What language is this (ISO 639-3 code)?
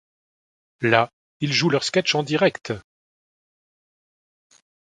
fra